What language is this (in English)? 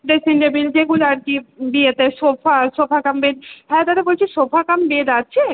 Bangla